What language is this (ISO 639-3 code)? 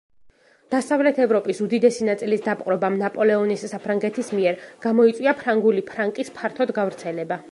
kat